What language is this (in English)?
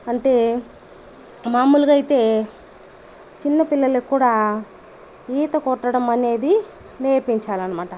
Telugu